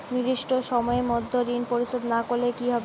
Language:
Bangla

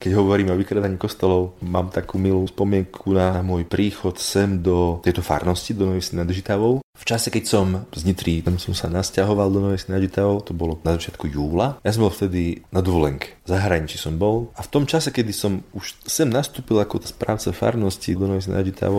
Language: Slovak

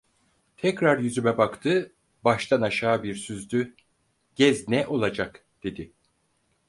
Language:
Turkish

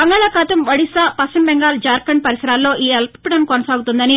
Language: Telugu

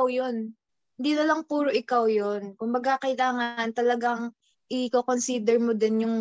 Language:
Filipino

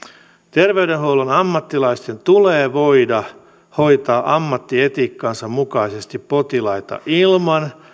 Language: Finnish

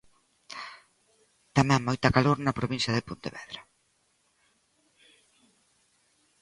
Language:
Galician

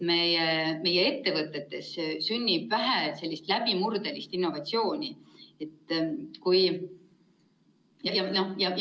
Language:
Estonian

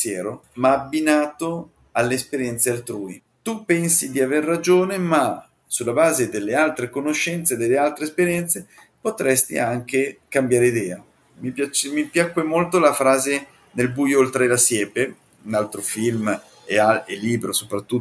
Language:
Italian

